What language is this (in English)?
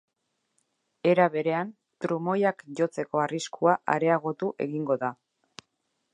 Basque